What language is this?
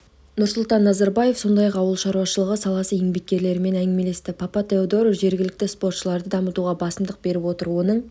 Kazakh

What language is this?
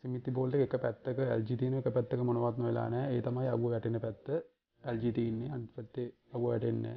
English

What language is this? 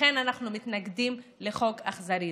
Hebrew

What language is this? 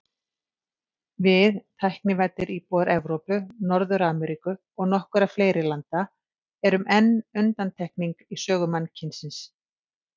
Icelandic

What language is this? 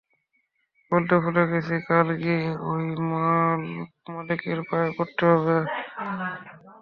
Bangla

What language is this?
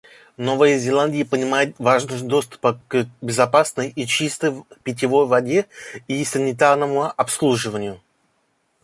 Russian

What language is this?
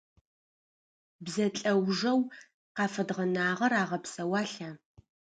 Adyghe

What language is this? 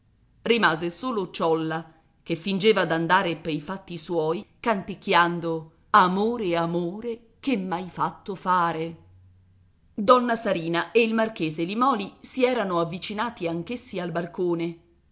Italian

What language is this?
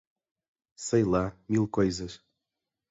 Portuguese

